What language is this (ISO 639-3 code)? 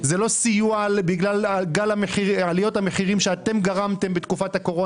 heb